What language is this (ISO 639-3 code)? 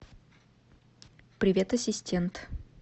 rus